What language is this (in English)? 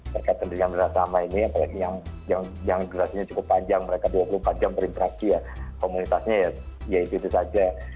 Indonesian